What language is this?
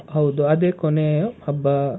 Kannada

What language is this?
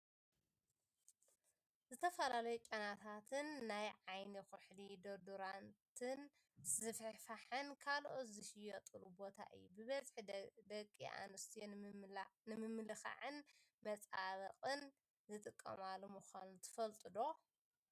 Tigrinya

